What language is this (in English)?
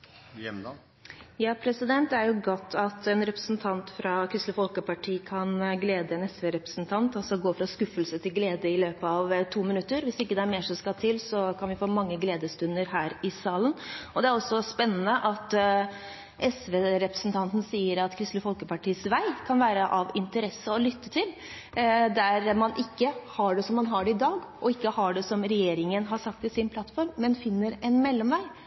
Norwegian